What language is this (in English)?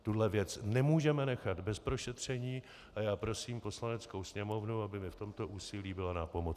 Czech